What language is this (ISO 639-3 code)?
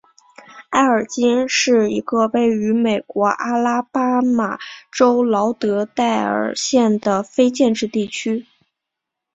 zho